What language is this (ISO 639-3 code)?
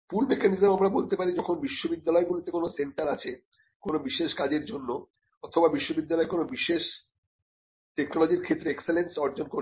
ben